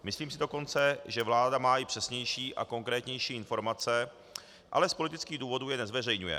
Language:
Czech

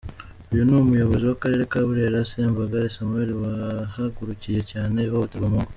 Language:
Kinyarwanda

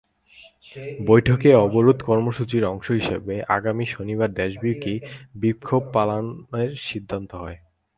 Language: Bangla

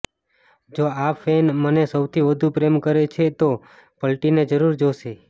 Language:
Gujarati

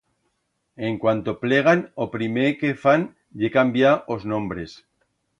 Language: Aragonese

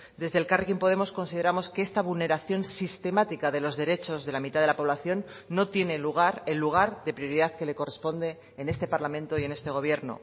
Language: Spanish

